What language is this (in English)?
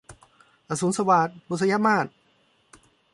Thai